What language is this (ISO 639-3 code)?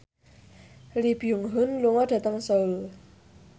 jav